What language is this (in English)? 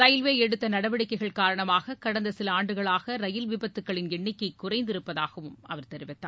Tamil